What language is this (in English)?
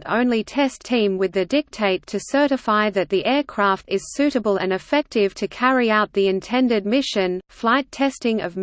English